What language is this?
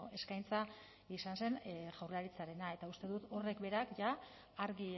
Basque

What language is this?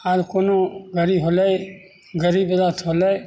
Maithili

